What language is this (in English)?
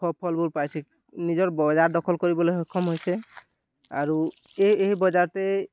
Assamese